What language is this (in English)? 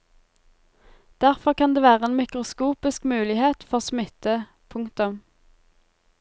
Norwegian